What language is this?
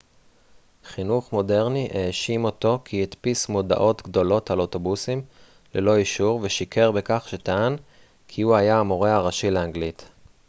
Hebrew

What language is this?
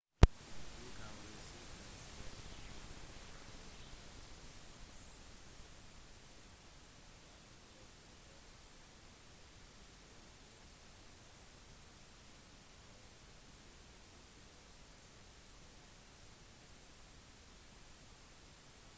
Norwegian Bokmål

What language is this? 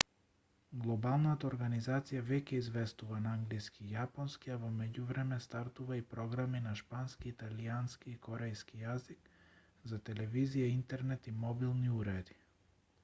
Macedonian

